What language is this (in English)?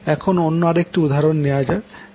Bangla